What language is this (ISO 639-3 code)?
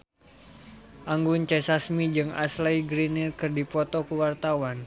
sun